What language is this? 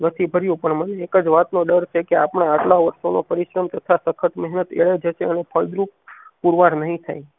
Gujarati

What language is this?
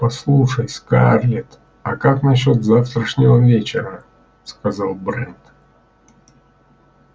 Russian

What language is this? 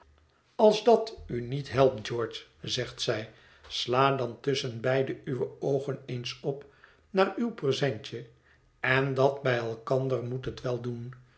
Dutch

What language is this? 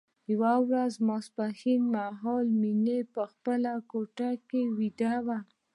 Pashto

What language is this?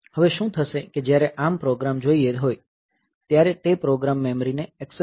Gujarati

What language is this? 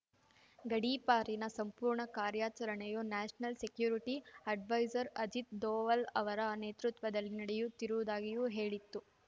Kannada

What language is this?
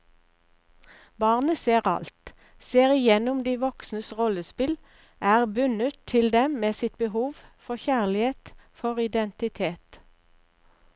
Norwegian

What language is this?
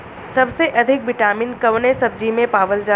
Bhojpuri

